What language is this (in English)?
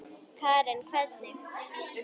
Icelandic